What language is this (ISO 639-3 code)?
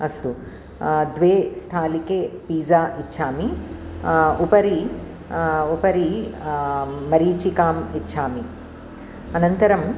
san